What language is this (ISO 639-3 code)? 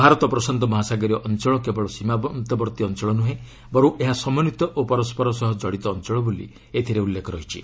ori